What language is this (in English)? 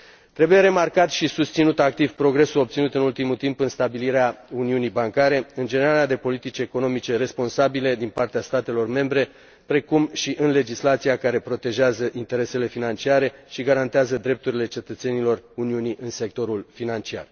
Romanian